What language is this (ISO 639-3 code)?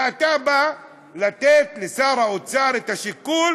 heb